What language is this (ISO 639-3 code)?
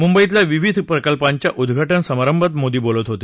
mar